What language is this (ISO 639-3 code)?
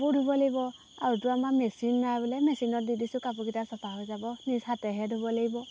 asm